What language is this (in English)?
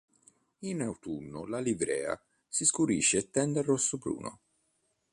Italian